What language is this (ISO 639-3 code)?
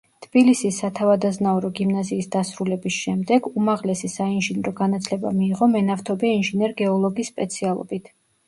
kat